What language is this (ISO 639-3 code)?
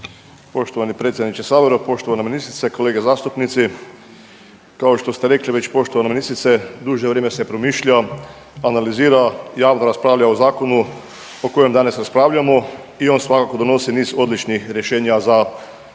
hrv